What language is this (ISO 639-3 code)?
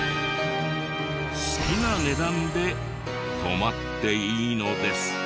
jpn